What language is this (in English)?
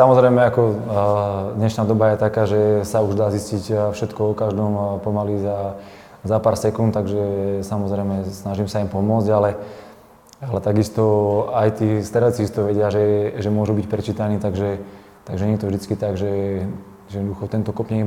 Slovak